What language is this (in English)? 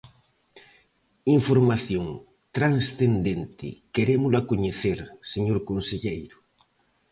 Galician